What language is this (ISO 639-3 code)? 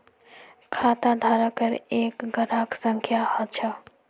mag